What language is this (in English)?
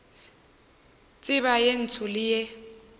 Northern Sotho